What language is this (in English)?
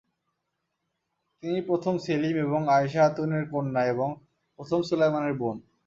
Bangla